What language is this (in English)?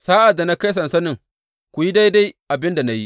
Hausa